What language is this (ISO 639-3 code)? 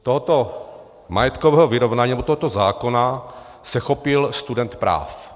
ces